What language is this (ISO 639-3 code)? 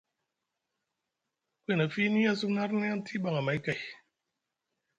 mug